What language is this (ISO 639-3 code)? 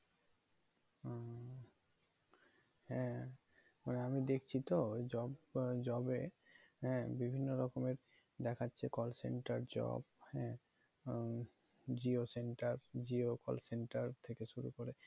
ben